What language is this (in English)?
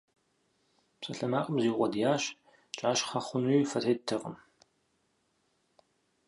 Kabardian